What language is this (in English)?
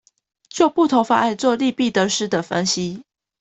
Chinese